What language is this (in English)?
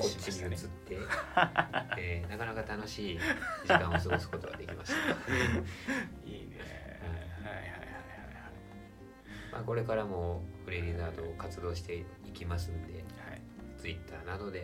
Japanese